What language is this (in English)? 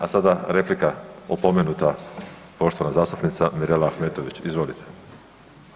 Croatian